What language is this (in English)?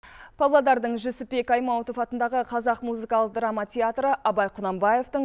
Kazakh